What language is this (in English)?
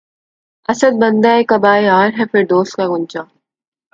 Urdu